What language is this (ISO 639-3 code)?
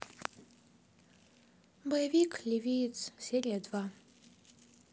rus